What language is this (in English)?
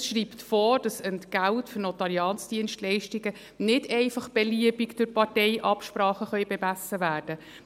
Swiss German